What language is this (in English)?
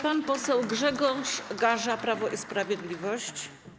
Polish